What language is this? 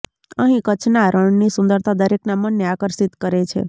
Gujarati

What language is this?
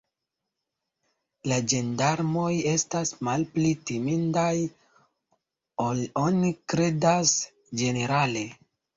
Esperanto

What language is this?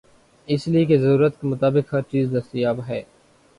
Urdu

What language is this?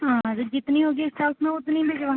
Hindi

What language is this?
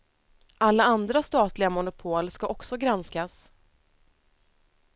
Swedish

